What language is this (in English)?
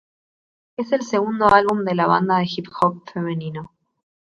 Spanish